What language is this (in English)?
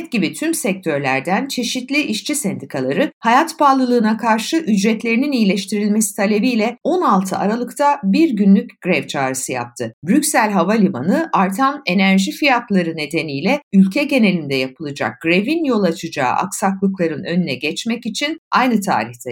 Turkish